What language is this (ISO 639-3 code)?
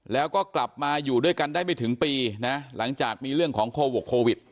tha